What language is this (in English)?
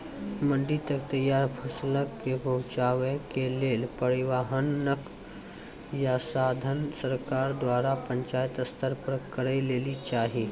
Maithili